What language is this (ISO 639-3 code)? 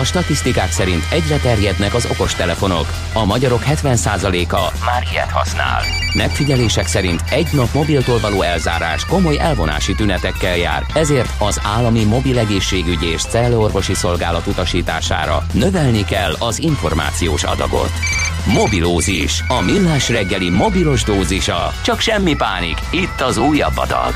hun